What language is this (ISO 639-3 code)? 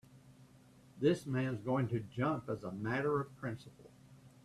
eng